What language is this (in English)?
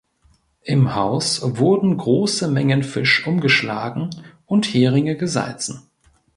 German